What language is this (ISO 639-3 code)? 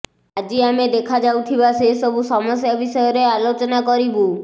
ori